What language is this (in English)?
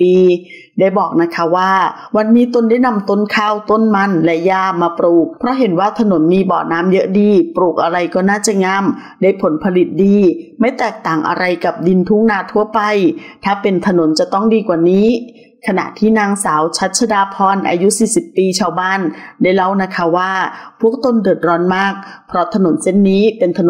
Thai